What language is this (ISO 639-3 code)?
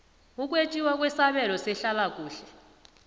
nbl